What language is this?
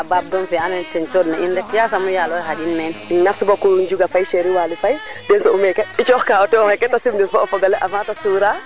Serer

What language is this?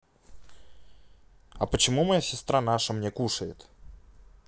Russian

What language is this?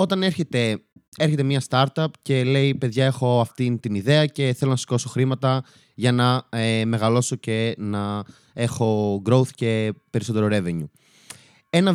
Greek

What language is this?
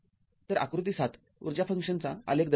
Marathi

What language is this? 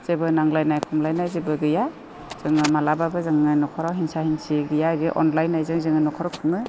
Bodo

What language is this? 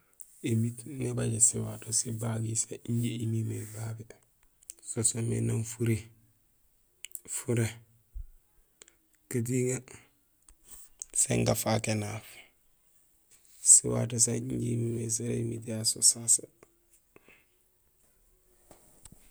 Gusilay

